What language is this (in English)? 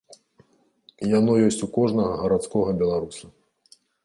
Belarusian